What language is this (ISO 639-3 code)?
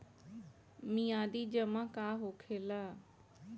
bho